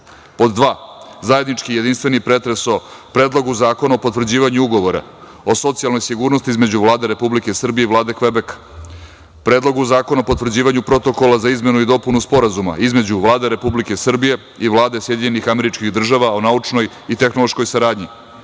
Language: Serbian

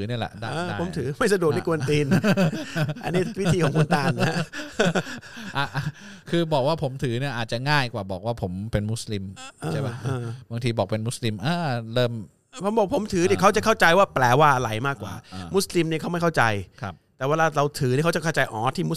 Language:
Thai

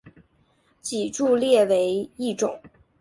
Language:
Chinese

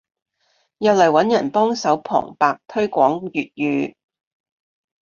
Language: Cantonese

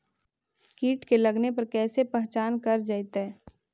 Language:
Magahi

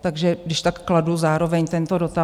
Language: Czech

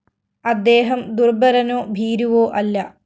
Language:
Malayalam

